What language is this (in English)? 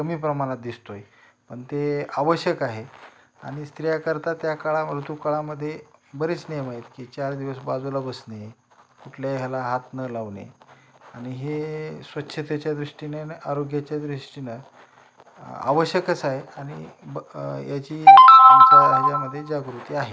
Marathi